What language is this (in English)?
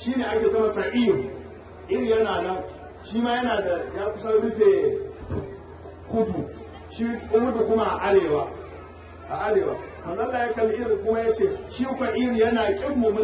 Arabic